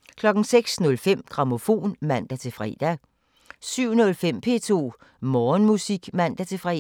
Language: Danish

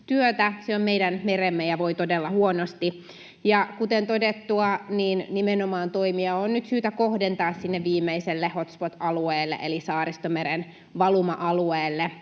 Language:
Finnish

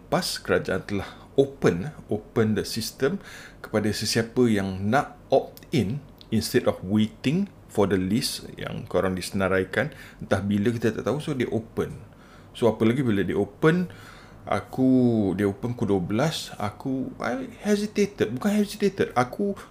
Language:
Malay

